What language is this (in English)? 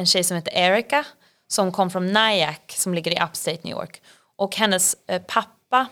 Swedish